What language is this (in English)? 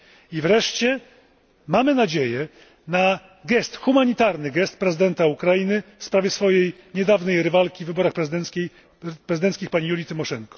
Polish